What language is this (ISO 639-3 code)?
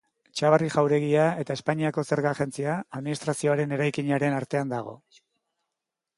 eus